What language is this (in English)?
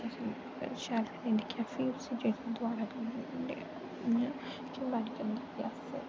Dogri